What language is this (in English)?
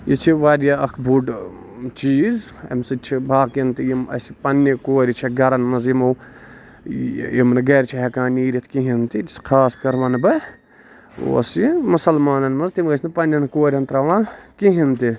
Kashmiri